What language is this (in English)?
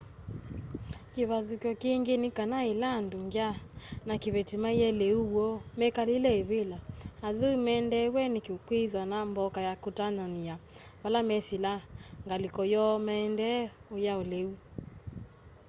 Kamba